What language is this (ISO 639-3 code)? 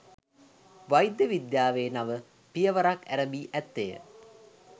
sin